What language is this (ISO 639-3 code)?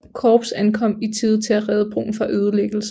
dan